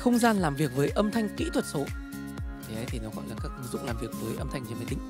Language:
Vietnamese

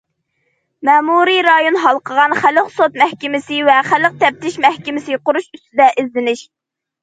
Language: Uyghur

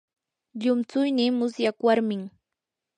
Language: Yanahuanca Pasco Quechua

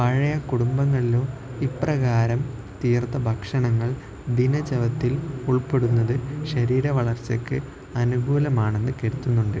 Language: Malayalam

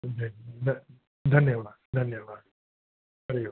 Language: Sindhi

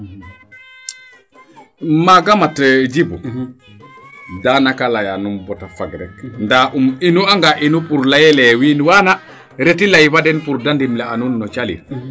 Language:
Serer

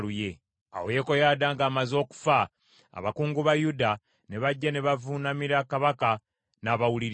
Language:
Ganda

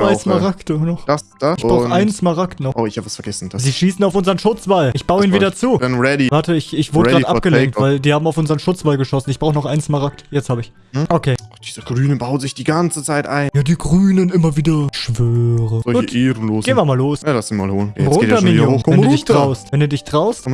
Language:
German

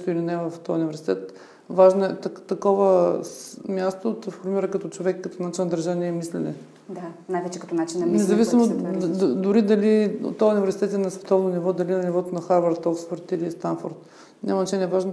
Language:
Bulgarian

